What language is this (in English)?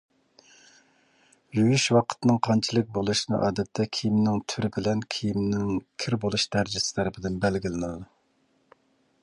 Uyghur